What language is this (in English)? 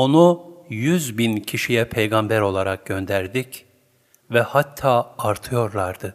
Turkish